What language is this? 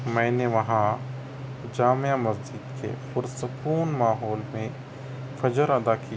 Urdu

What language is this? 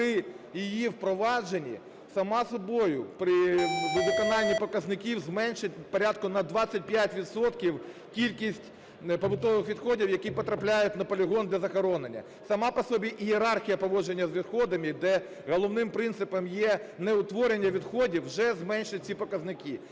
Ukrainian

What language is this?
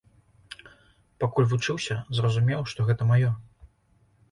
Belarusian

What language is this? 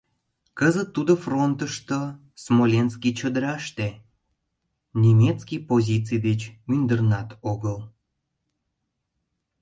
Mari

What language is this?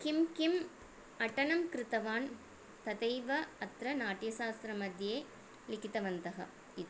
Sanskrit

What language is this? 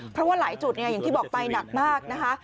Thai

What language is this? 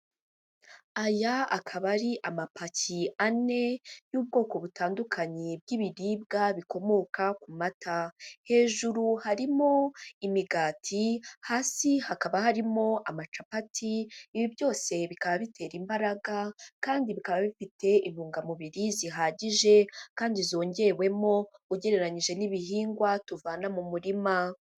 Kinyarwanda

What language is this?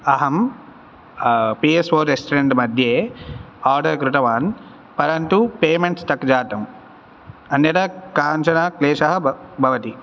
Sanskrit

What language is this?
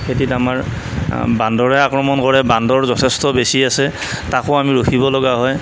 Assamese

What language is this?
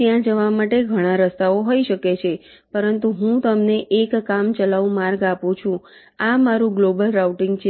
Gujarati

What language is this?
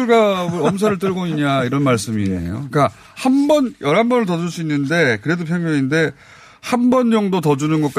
Korean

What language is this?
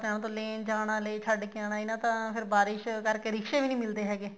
Punjabi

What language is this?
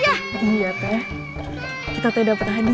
Indonesian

